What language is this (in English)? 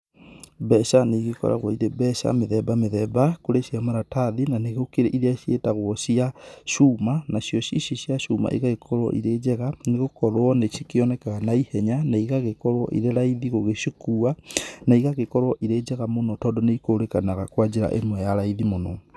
Kikuyu